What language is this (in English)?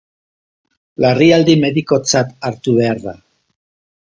Basque